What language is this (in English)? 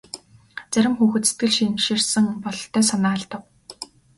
Mongolian